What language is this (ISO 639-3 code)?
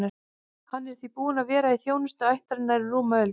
isl